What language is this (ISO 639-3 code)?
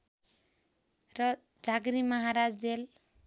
nep